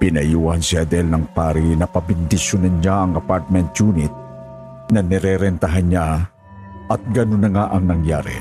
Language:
Filipino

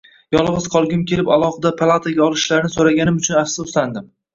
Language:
Uzbek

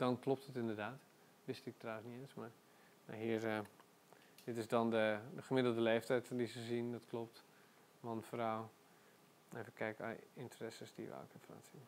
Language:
Dutch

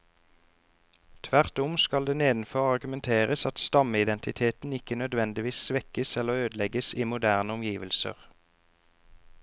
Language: Norwegian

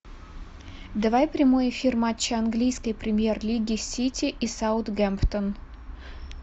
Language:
Russian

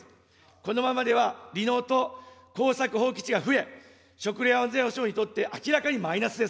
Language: Japanese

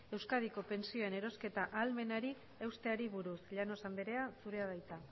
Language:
Basque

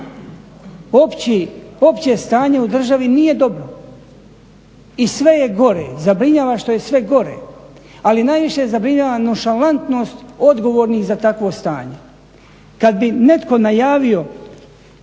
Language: Croatian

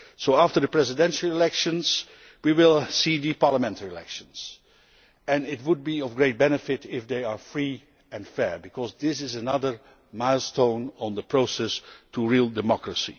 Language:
English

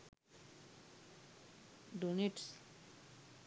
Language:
Sinhala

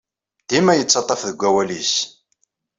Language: Kabyle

